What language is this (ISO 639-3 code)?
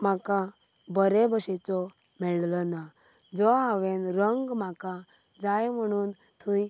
kok